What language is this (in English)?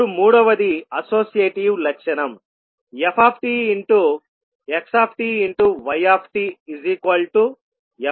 Telugu